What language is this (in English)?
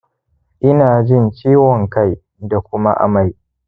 Hausa